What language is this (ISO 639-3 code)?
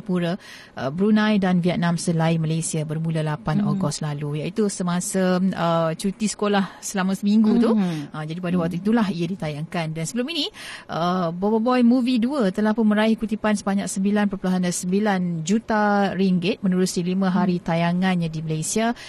msa